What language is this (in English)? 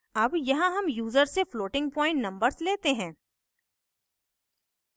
Hindi